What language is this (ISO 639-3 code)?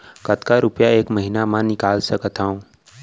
hne